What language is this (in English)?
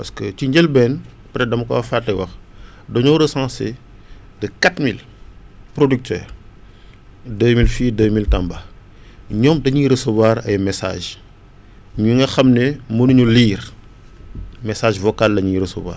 Wolof